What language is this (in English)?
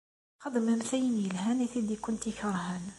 Kabyle